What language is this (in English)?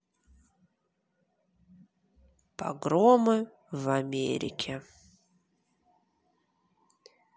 Russian